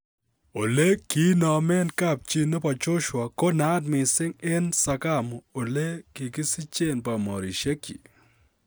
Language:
Kalenjin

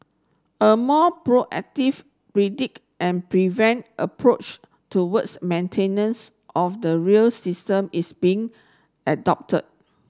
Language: English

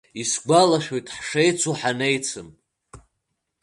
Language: Abkhazian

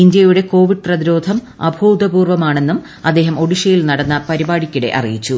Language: Malayalam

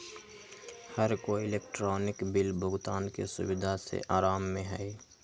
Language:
Magahi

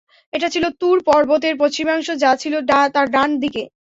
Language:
Bangla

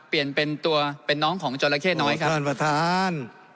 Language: Thai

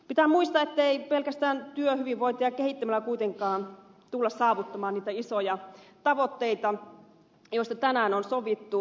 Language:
Finnish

